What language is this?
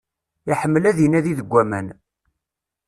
Kabyle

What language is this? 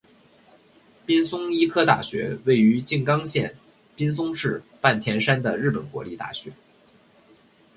Chinese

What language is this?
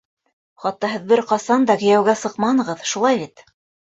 Bashkir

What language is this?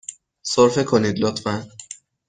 Persian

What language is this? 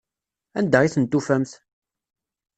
Kabyle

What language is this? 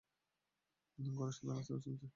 Bangla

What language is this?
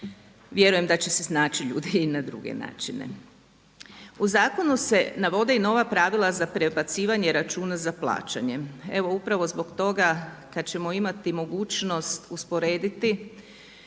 Croatian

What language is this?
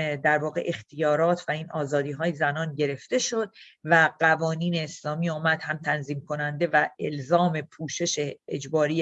Persian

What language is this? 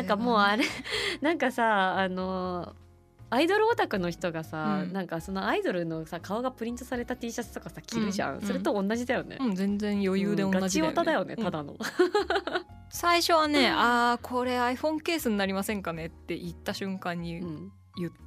Japanese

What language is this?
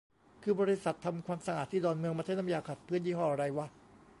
Thai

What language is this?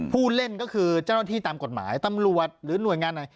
Thai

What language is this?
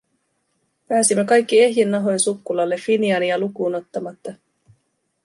Finnish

